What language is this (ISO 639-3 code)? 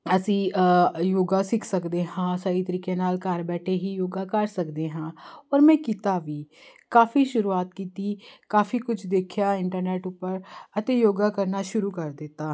pan